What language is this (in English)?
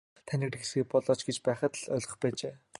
Mongolian